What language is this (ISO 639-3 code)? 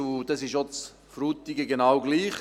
gsw